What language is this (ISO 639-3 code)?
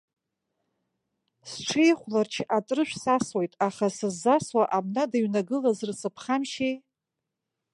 abk